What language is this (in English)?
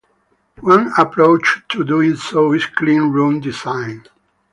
English